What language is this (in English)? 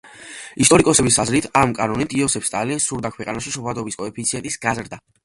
Georgian